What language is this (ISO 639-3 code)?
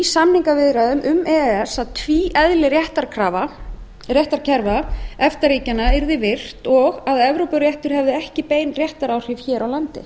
isl